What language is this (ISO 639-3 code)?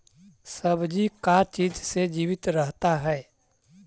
mag